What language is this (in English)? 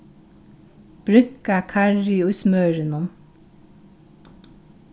Faroese